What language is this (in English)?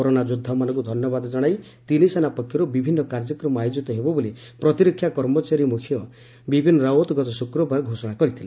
Odia